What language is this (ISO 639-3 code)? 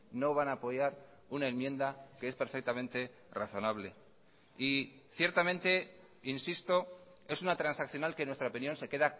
spa